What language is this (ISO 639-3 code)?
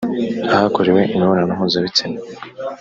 kin